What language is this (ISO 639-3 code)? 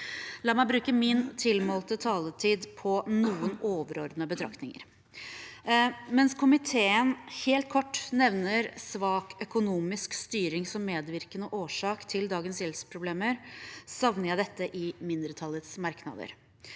nor